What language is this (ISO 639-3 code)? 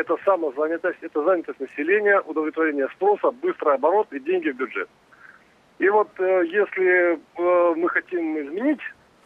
rus